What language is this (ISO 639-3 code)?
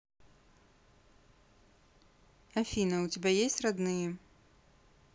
rus